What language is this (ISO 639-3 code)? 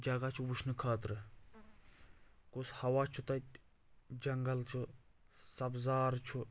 kas